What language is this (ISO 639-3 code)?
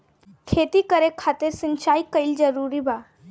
bho